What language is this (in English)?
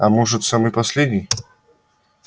Russian